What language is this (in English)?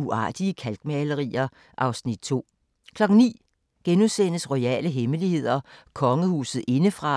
Danish